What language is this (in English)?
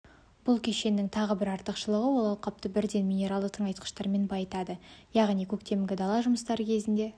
Kazakh